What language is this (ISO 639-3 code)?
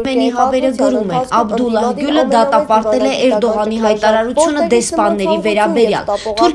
tur